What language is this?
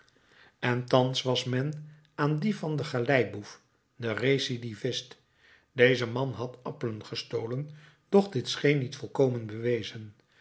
Dutch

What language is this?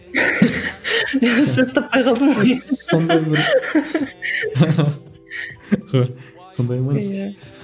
Kazakh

